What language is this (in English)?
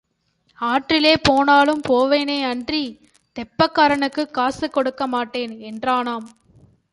Tamil